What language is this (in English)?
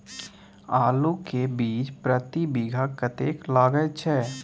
Maithili